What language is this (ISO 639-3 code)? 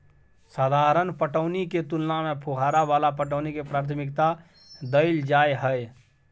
mai